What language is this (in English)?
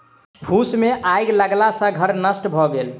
Maithili